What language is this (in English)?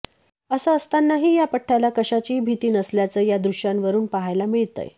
Marathi